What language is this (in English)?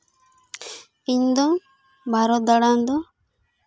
Santali